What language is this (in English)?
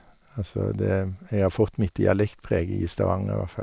Norwegian